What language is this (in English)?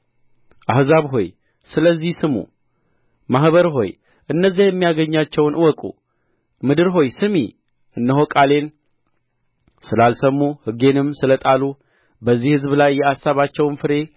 Amharic